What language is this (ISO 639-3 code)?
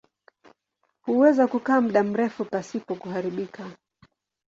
swa